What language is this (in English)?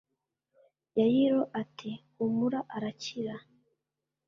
Kinyarwanda